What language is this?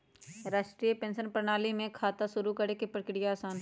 Magahi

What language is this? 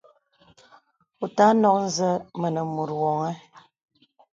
Bebele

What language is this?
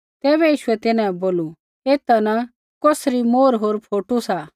Kullu Pahari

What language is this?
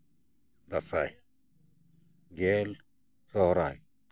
Santali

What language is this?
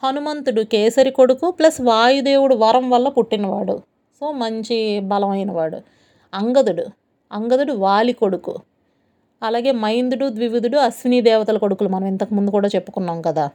Telugu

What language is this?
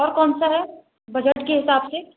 Hindi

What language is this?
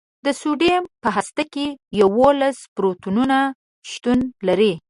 Pashto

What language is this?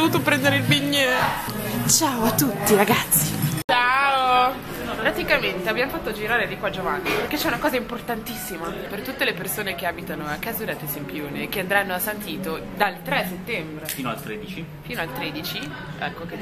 Italian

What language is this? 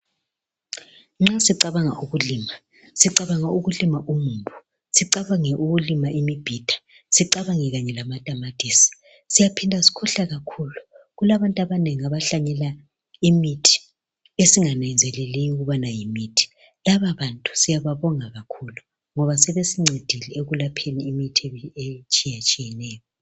North Ndebele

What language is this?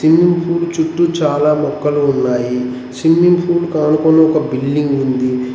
Telugu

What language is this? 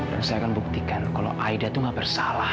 Indonesian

